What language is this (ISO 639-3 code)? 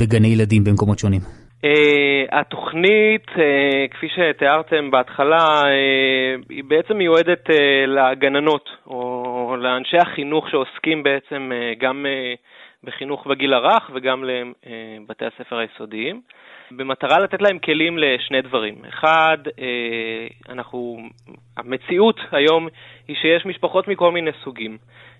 heb